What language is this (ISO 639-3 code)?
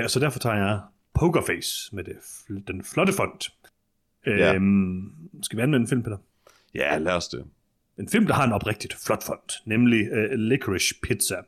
dan